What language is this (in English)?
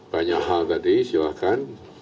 Indonesian